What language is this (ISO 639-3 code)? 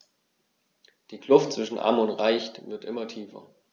deu